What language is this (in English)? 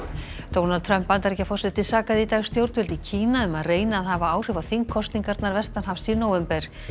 Icelandic